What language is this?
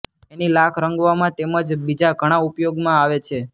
Gujarati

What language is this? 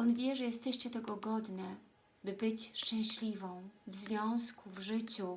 Polish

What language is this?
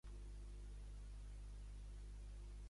Catalan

